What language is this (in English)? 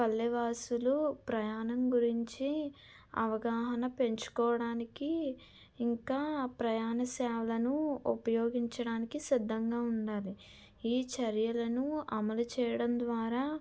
Telugu